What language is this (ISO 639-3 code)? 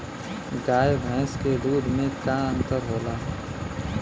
bho